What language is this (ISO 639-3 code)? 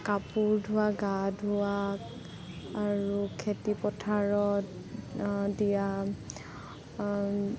asm